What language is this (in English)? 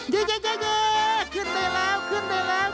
Thai